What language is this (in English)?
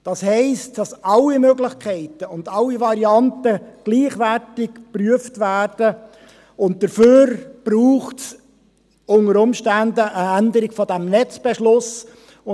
Swiss German